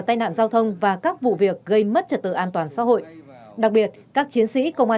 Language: Vietnamese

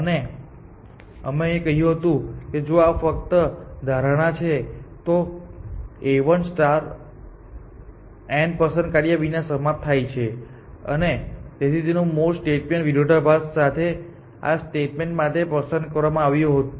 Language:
Gujarati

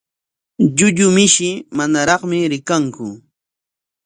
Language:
Corongo Ancash Quechua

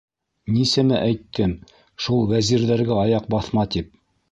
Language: Bashkir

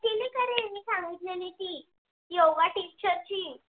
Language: Marathi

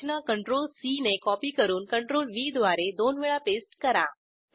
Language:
Marathi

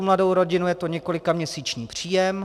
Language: Czech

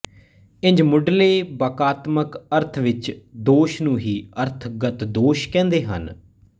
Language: Punjabi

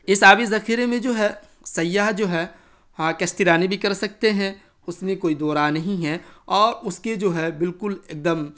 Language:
Urdu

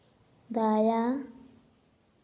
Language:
Santali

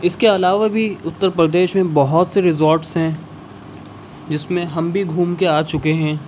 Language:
Urdu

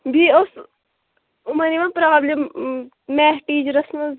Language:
Kashmiri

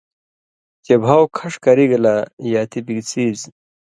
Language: Indus Kohistani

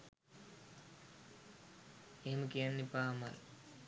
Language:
Sinhala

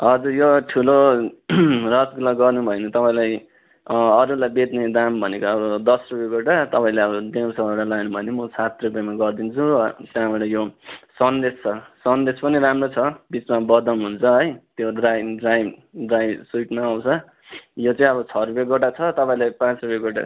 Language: Nepali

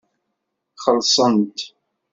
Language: Kabyle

